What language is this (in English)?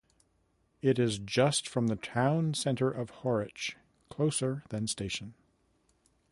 English